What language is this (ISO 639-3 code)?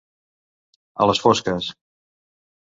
cat